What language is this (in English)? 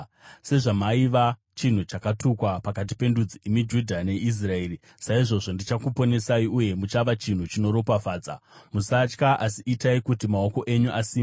Shona